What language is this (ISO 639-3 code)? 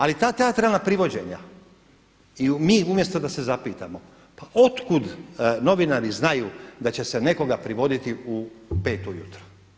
hrv